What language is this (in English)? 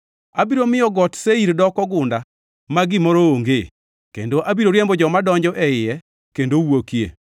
Luo (Kenya and Tanzania)